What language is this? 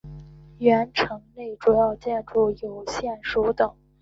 Chinese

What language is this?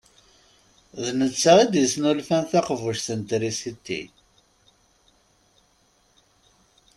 Kabyle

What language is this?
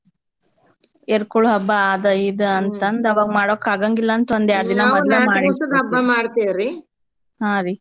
Kannada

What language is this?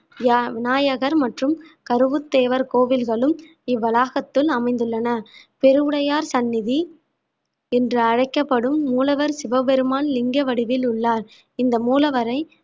Tamil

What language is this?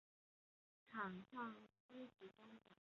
Chinese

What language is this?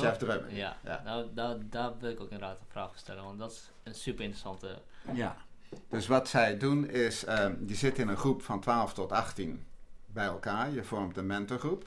Dutch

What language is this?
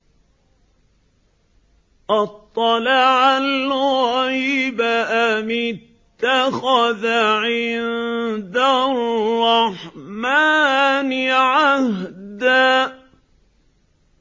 Arabic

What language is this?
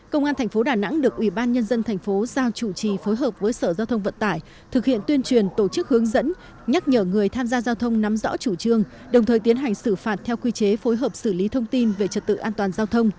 Vietnamese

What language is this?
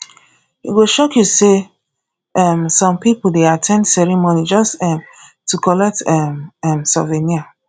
Nigerian Pidgin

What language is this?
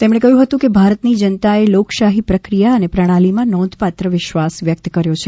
Gujarati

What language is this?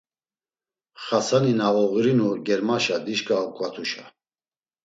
Laz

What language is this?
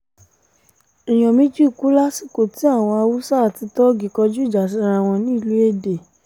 Yoruba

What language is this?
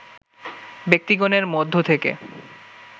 Bangla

